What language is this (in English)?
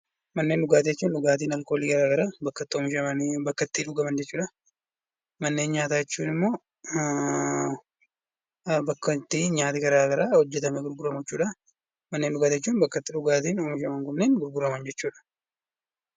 Oromo